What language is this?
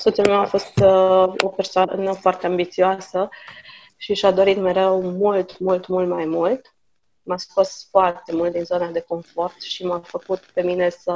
Romanian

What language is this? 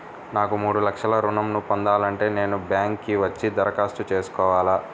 Telugu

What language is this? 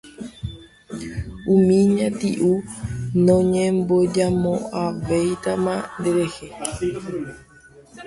Guarani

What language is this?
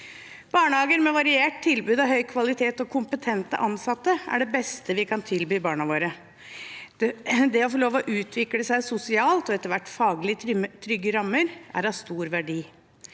Norwegian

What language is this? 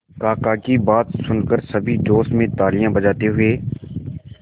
Hindi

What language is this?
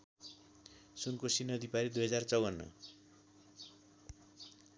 Nepali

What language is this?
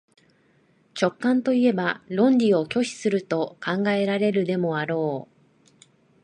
Japanese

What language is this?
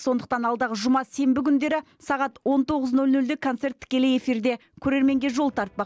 Kazakh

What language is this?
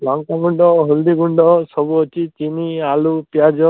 Odia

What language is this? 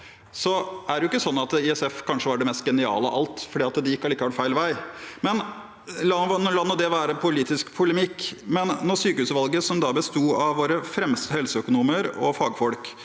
Norwegian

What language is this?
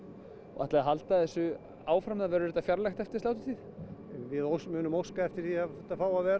Icelandic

